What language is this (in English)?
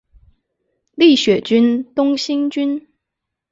Chinese